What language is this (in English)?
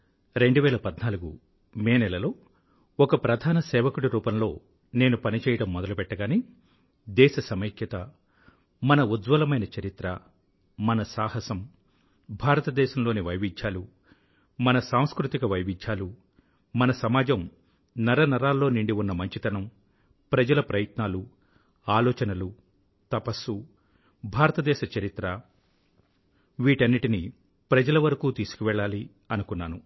Telugu